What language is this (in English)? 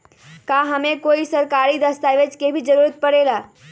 Magahi